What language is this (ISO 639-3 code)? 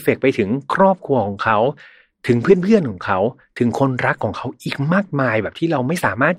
tha